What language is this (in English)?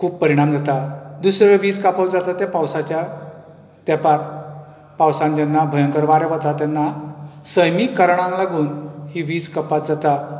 Konkani